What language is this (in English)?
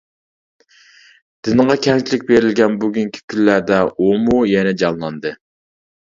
Uyghur